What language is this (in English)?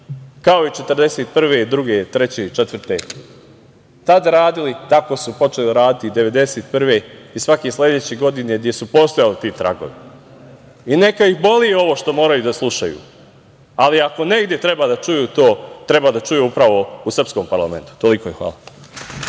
Serbian